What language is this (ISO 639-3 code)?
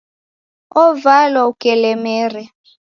dav